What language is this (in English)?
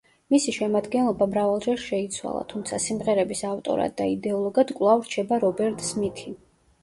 Georgian